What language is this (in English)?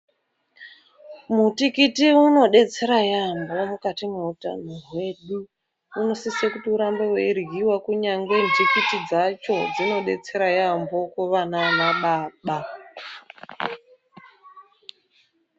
Ndau